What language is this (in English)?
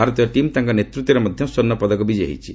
Odia